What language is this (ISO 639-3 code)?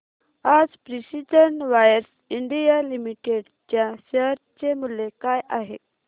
mar